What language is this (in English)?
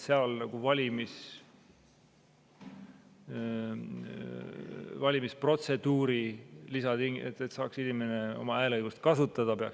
Estonian